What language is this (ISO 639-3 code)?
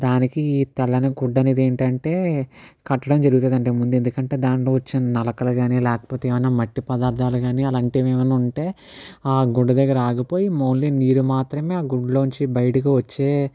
tel